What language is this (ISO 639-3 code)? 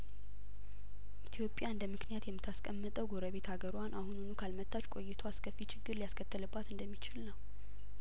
amh